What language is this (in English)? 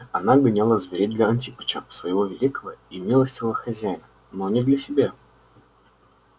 Russian